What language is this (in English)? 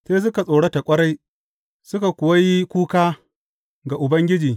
Hausa